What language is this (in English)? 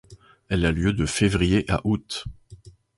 French